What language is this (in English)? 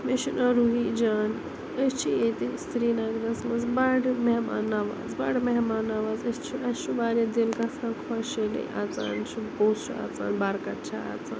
Kashmiri